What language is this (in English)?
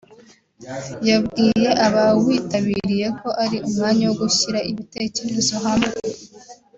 Kinyarwanda